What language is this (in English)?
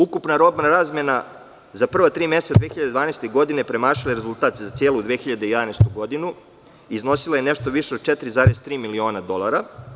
Serbian